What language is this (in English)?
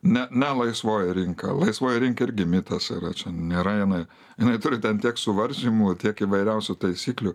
Lithuanian